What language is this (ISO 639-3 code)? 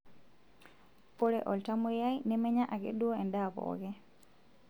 mas